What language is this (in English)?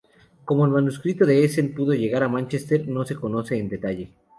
Spanish